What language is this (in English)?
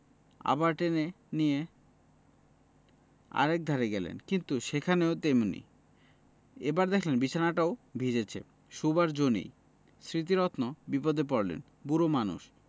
Bangla